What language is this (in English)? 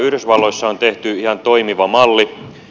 Finnish